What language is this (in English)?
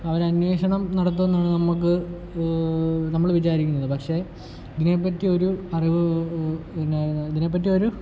Malayalam